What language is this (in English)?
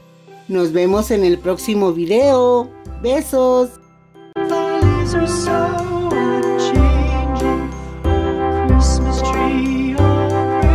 Spanish